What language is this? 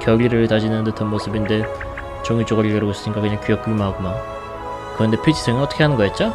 Korean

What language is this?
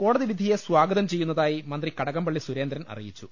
Malayalam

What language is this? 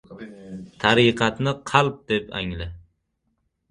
Uzbek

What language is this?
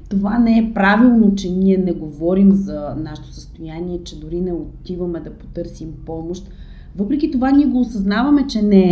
Bulgarian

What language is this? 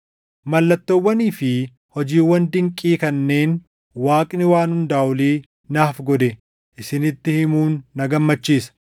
Oromo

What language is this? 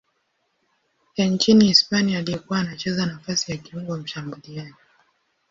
Swahili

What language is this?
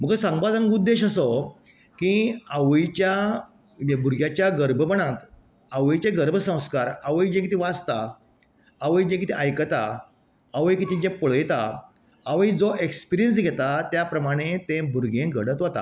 Konkani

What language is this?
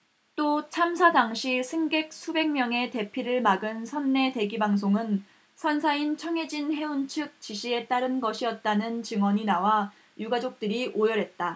Korean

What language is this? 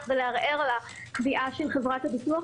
Hebrew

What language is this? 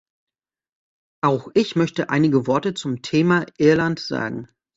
German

